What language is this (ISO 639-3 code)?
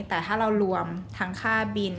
tha